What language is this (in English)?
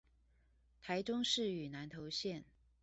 Chinese